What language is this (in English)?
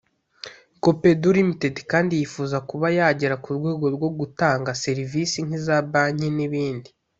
Kinyarwanda